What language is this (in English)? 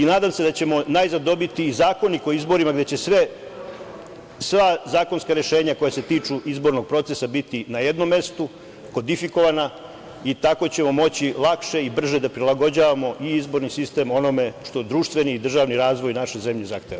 Serbian